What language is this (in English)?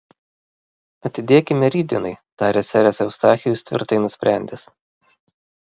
Lithuanian